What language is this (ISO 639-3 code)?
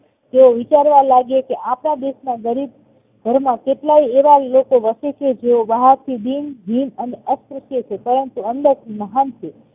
guj